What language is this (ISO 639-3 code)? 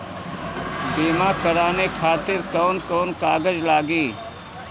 bho